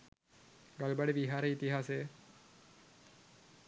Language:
Sinhala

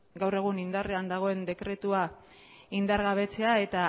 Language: Basque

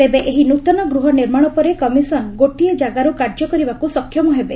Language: Odia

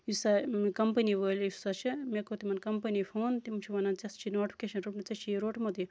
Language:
Kashmiri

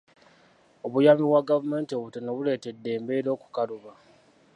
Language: Ganda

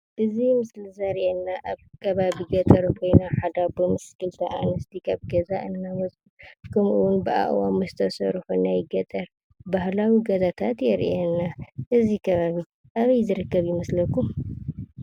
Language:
Tigrinya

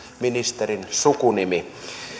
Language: Finnish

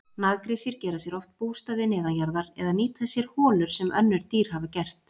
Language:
Icelandic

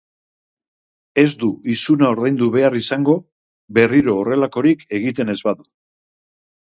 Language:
Basque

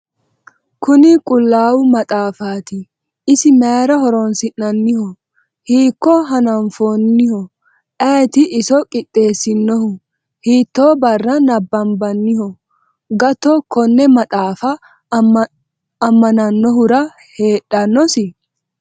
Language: Sidamo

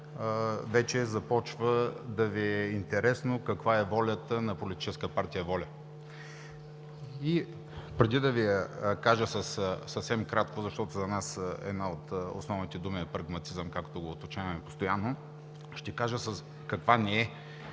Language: Bulgarian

